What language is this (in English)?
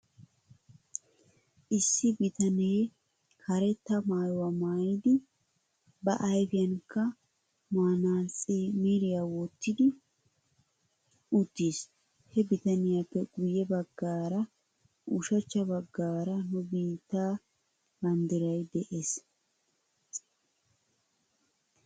Wolaytta